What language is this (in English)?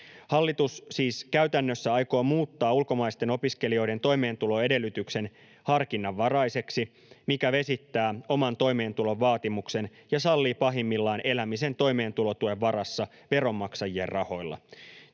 Finnish